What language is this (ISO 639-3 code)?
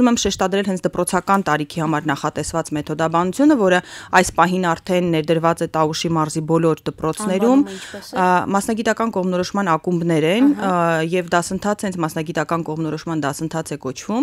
ron